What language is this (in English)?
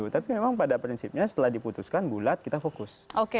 Indonesian